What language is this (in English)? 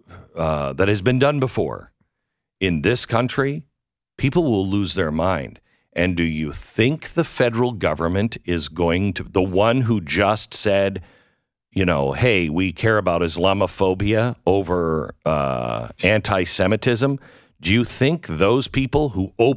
English